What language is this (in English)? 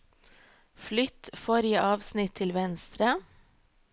Norwegian